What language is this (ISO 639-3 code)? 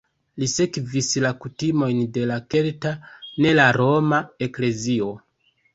epo